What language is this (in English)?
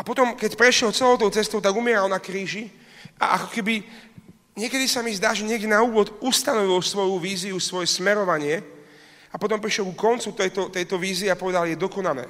Slovak